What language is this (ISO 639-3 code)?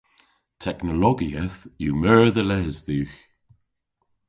cor